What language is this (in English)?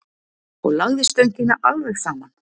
Icelandic